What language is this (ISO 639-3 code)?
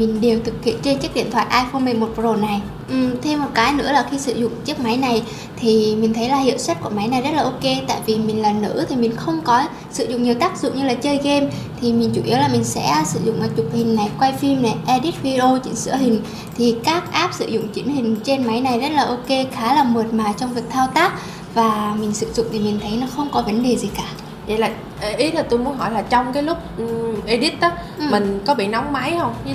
vie